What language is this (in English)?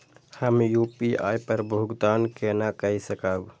Maithili